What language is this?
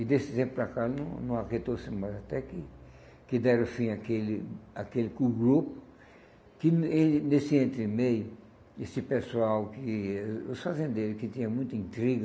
Portuguese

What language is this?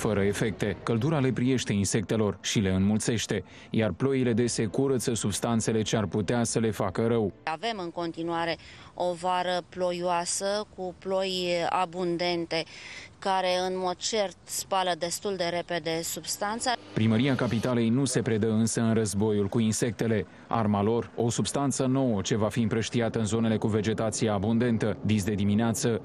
Romanian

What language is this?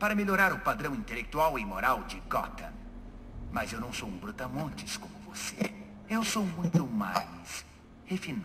Portuguese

